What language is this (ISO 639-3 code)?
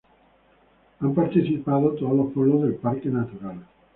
spa